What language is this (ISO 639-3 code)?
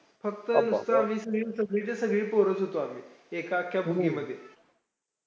mar